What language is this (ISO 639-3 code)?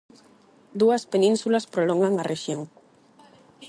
glg